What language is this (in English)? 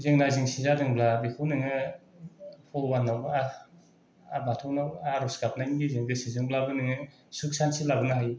Bodo